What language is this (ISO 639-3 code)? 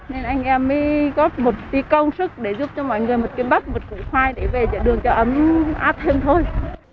vie